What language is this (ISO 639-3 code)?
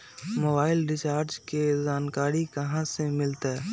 mag